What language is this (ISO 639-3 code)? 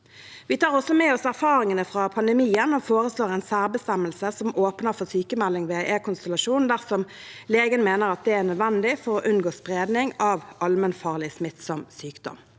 nor